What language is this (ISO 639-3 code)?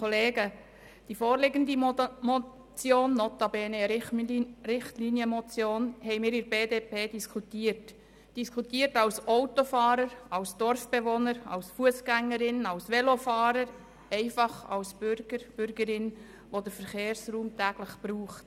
gsw